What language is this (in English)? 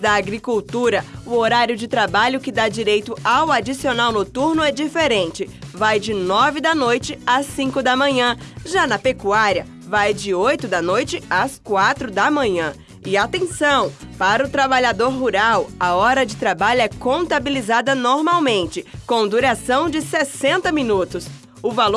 Portuguese